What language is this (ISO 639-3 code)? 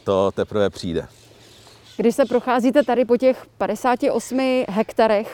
ces